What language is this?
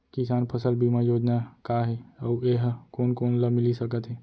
Chhattisgarhi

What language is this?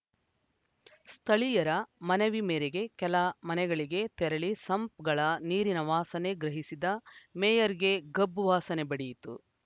Kannada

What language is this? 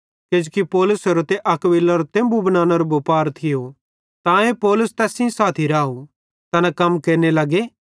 Bhadrawahi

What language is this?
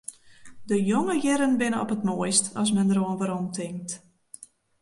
Western Frisian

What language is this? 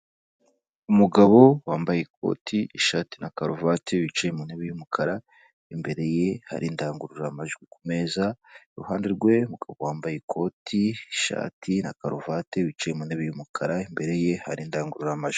Kinyarwanda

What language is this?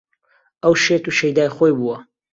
Central Kurdish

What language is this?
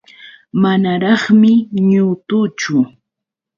Yauyos Quechua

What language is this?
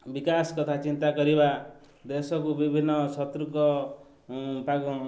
Odia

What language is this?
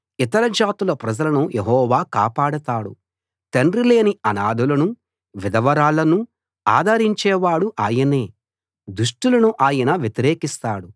Telugu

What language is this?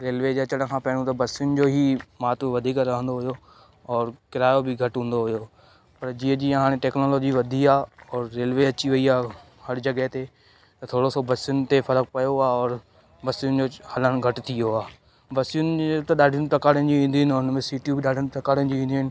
Sindhi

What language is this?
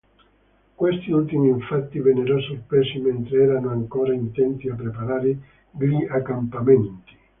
Italian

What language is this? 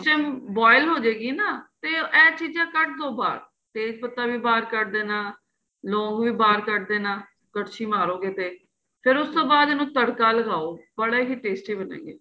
Punjabi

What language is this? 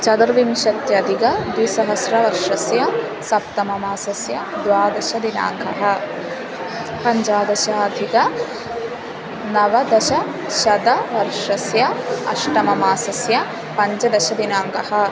Sanskrit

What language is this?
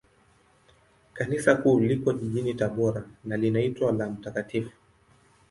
Swahili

